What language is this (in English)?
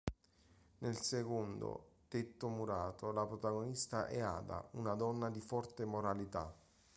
Italian